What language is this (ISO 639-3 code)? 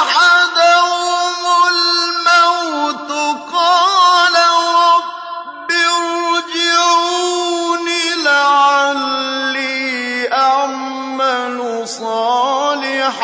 ara